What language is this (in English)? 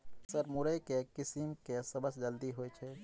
Maithili